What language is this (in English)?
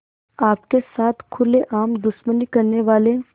Hindi